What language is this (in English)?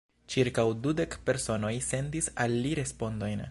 Esperanto